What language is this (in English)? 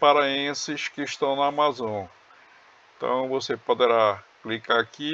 Portuguese